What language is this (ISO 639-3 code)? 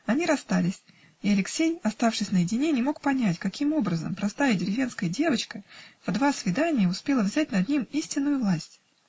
rus